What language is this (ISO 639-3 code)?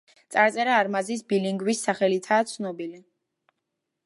kat